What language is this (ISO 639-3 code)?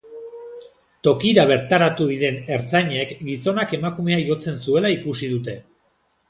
eus